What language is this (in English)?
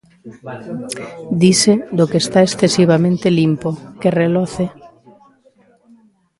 Galician